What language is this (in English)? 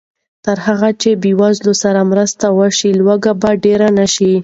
Pashto